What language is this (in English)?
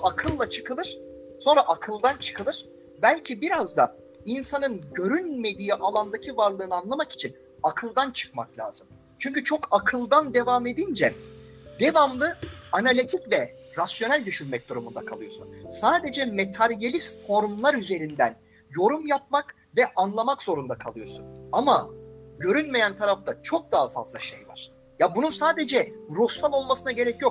Turkish